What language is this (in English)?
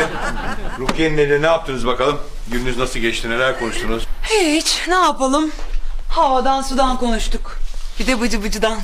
Turkish